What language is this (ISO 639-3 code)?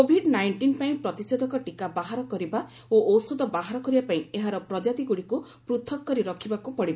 ori